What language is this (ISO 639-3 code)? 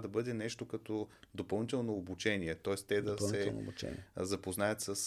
bul